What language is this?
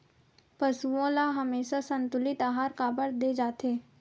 Chhattisgarhi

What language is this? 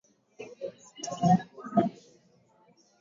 Swahili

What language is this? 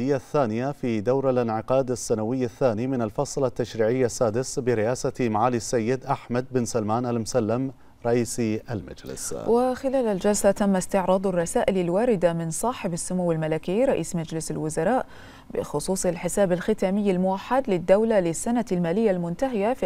Arabic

